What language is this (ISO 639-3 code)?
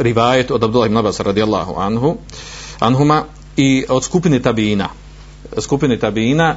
hrv